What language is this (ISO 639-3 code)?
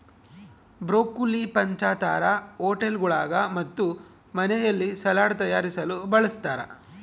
kan